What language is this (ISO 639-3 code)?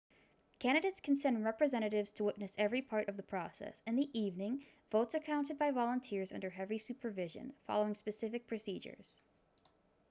eng